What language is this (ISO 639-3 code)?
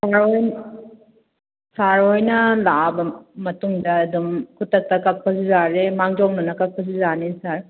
mni